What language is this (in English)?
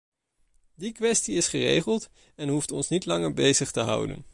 Dutch